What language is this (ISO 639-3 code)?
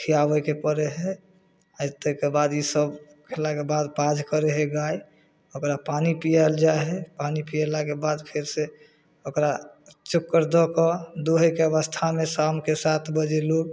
mai